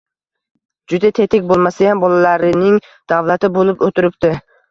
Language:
Uzbek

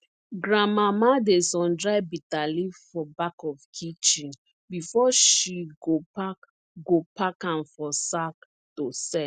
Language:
Nigerian Pidgin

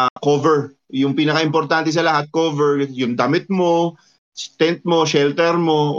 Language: Filipino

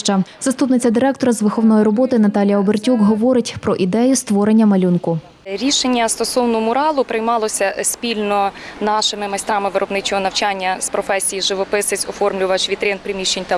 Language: Ukrainian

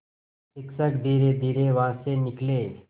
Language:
Hindi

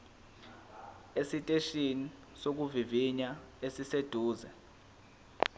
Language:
Zulu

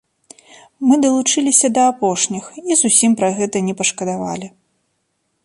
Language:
Belarusian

